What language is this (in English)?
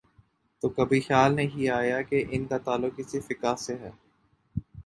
Urdu